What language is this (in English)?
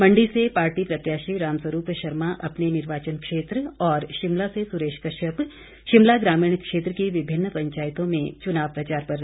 Hindi